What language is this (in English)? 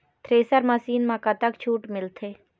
Chhattisgarhi